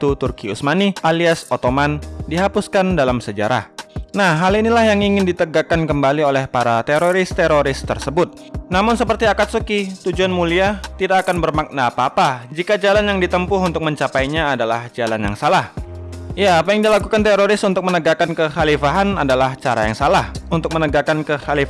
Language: Indonesian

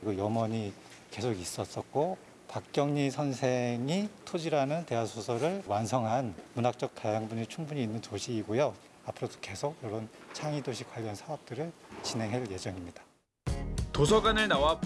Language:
Korean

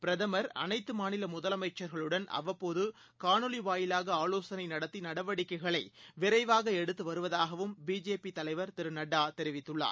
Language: Tamil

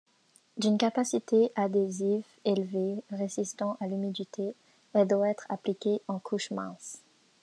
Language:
French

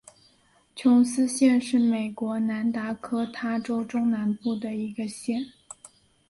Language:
Chinese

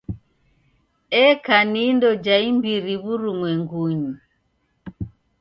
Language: Taita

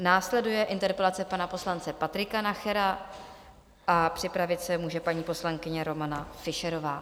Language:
Czech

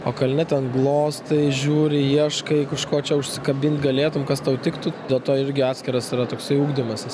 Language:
Lithuanian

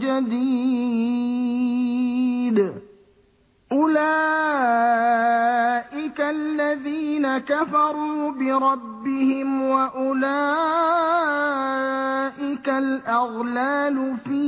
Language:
Arabic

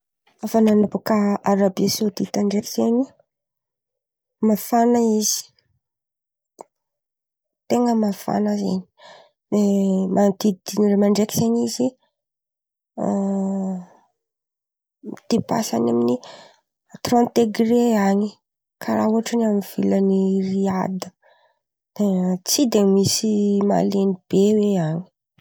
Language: Antankarana Malagasy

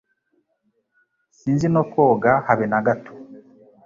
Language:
Kinyarwanda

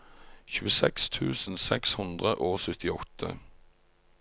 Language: Norwegian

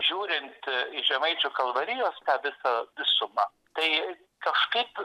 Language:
Lithuanian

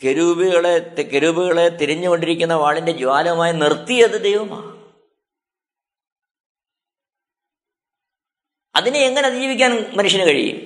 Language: Malayalam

